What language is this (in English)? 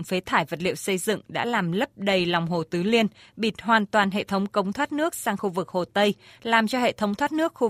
Vietnamese